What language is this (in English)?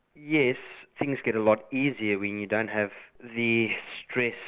English